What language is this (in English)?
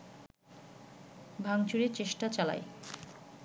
Bangla